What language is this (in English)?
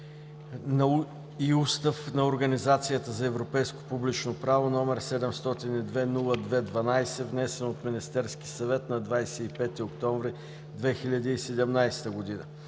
Bulgarian